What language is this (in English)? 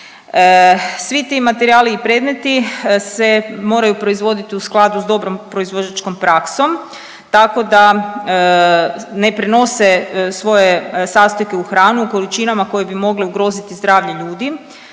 Croatian